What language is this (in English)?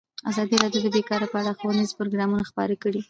Pashto